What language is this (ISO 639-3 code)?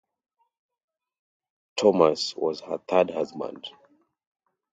eng